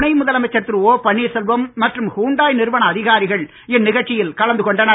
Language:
Tamil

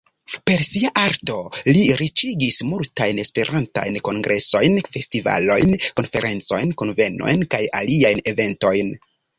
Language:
Esperanto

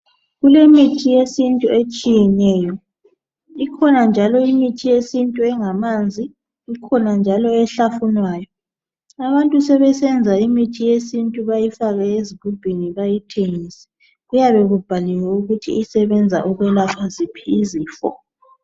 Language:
North Ndebele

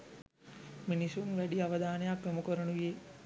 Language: Sinhala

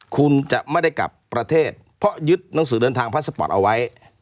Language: Thai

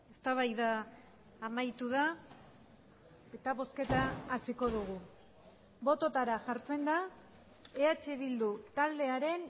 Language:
Basque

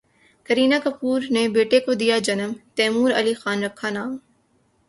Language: Urdu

